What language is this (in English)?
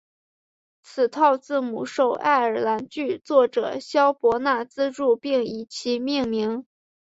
Chinese